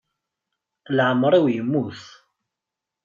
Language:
Kabyle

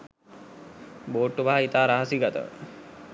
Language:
Sinhala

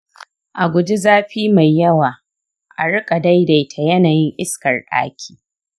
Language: Hausa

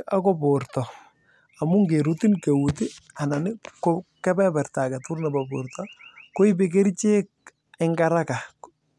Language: Kalenjin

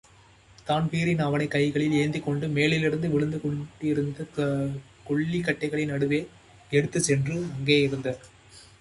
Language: Tamil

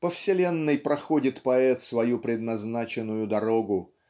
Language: Russian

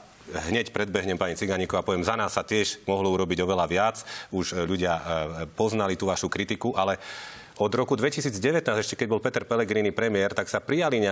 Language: Slovak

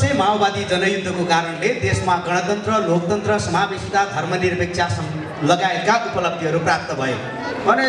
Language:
Indonesian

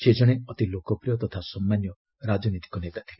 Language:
Odia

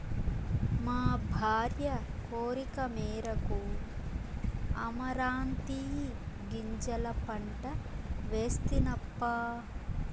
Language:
Telugu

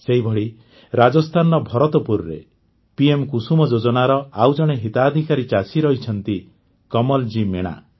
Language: Odia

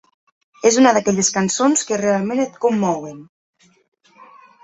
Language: Catalan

